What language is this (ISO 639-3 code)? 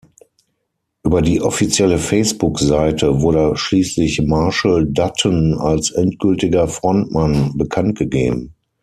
deu